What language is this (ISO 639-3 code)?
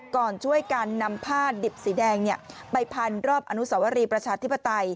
tha